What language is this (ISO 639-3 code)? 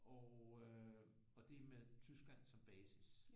dan